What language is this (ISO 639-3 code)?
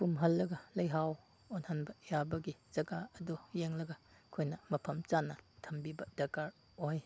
mni